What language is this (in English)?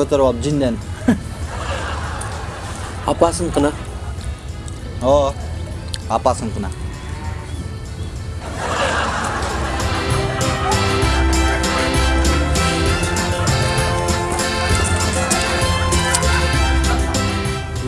Korean